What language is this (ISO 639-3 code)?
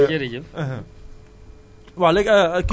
wol